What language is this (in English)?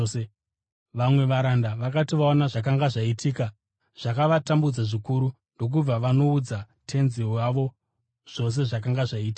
Shona